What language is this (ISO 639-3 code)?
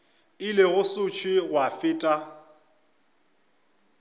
nso